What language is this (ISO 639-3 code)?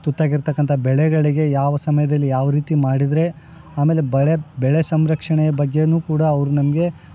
kan